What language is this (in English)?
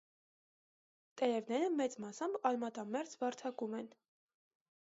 Armenian